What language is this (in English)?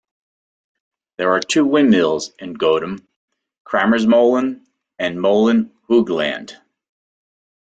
English